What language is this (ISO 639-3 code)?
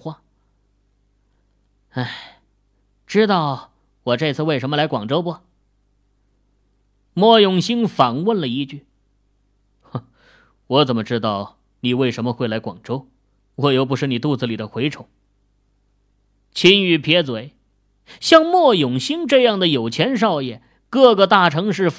zho